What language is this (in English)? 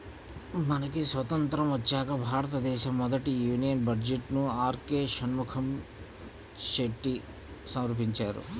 Telugu